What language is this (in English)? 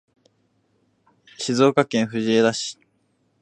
Japanese